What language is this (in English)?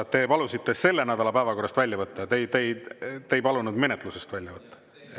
Estonian